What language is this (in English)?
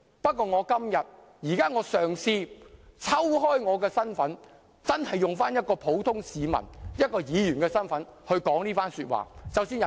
Cantonese